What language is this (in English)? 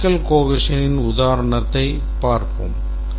Tamil